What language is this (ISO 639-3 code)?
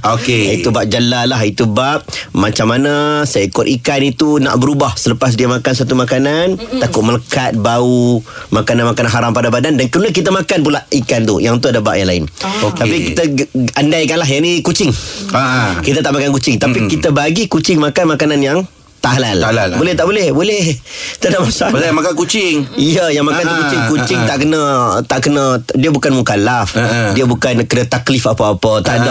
msa